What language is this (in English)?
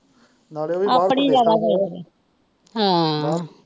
Punjabi